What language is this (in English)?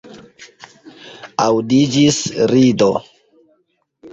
Esperanto